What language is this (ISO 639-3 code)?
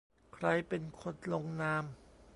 tha